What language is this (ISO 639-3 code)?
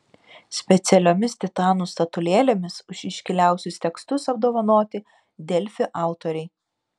lit